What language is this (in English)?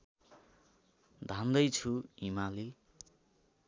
Nepali